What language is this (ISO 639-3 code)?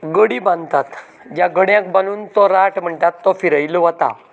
kok